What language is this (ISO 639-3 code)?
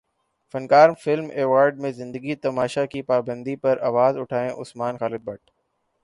urd